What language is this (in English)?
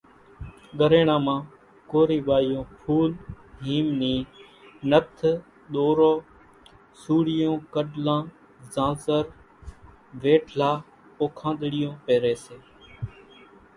Kachi Koli